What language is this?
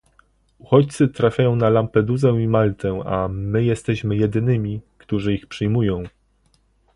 Polish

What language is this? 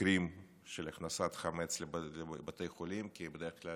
Hebrew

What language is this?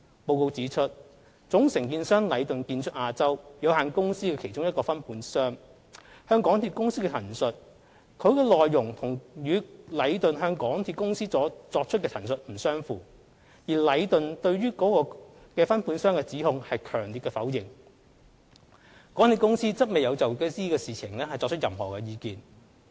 Cantonese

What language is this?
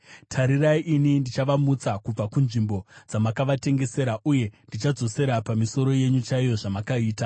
Shona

